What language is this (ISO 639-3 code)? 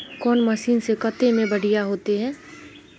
mag